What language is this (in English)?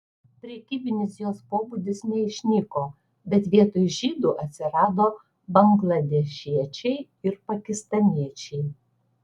Lithuanian